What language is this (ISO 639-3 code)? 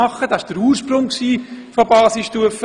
gsw